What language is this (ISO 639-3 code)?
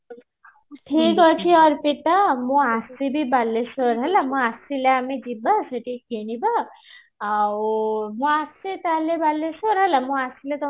ori